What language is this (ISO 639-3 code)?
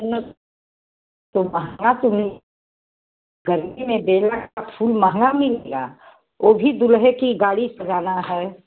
hin